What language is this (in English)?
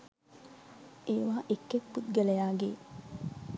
Sinhala